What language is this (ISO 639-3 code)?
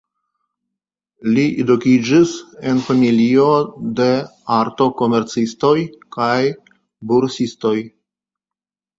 epo